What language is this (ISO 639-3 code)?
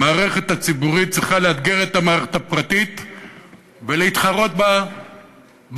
heb